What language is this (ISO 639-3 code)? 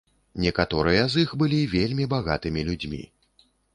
bel